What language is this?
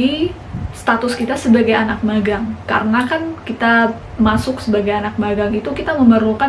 Indonesian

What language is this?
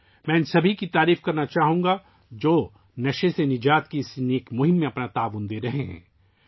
Urdu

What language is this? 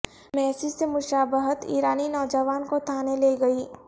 Urdu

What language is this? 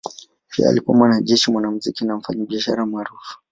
Swahili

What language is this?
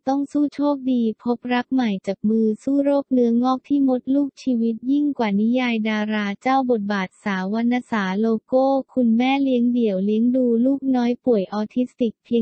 Thai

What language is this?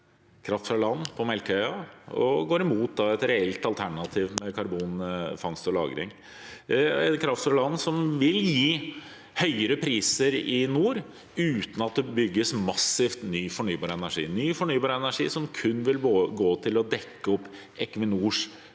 Norwegian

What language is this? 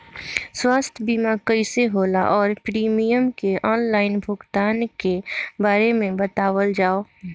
Bhojpuri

